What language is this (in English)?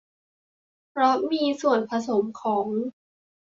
Thai